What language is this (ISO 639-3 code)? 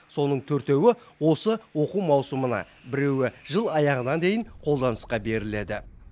kaz